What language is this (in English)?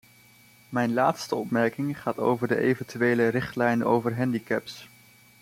Dutch